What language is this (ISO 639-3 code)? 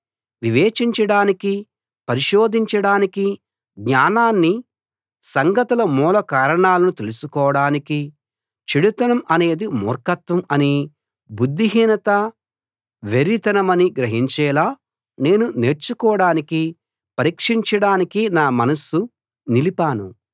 tel